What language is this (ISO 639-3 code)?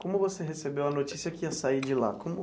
por